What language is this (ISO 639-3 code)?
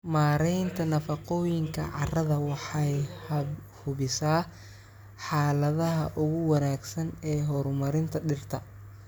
som